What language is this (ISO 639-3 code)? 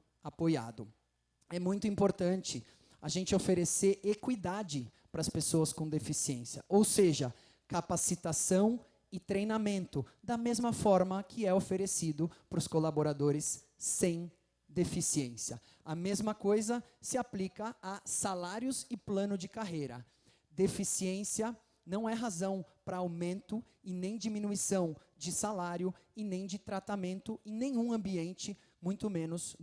por